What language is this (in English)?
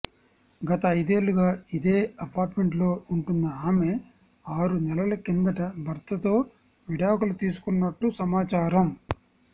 Telugu